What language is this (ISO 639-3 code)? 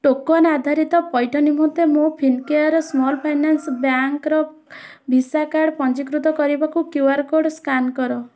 ori